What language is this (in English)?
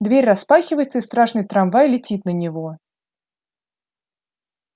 Russian